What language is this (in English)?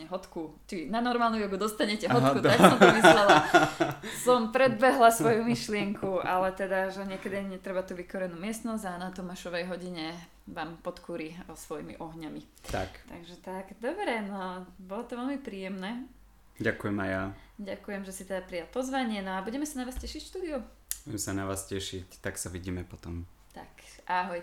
Slovak